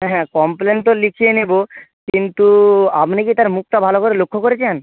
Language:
Bangla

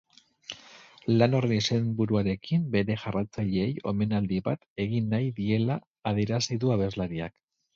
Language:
Basque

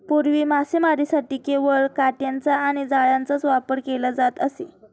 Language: Marathi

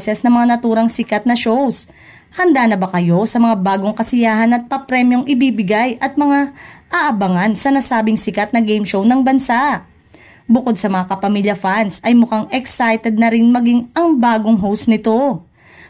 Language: Filipino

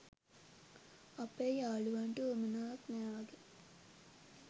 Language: Sinhala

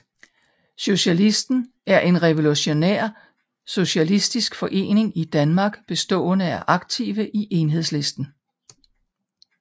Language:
Danish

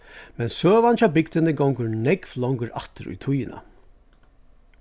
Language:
Faroese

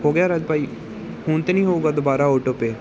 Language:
Punjabi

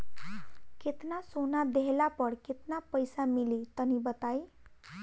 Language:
Bhojpuri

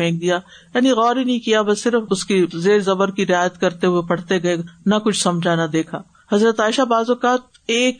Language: Urdu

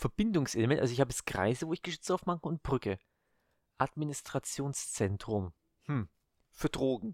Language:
German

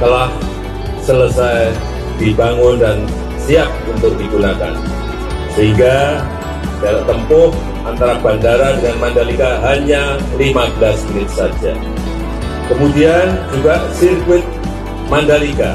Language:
Indonesian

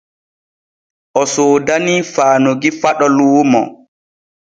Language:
Borgu Fulfulde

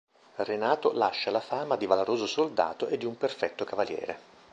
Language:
Italian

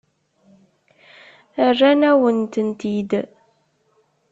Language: Kabyle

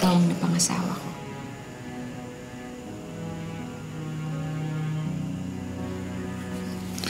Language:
Filipino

